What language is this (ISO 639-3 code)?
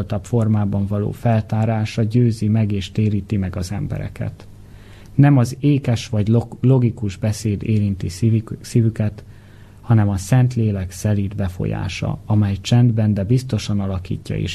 hun